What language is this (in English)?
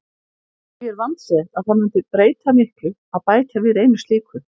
Icelandic